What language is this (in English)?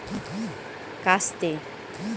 Bangla